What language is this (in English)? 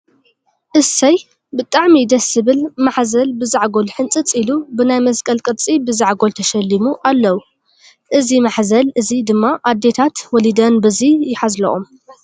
Tigrinya